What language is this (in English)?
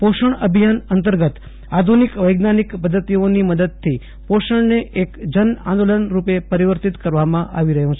Gujarati